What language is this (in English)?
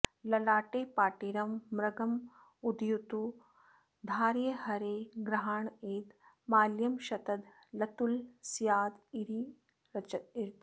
Sanskrit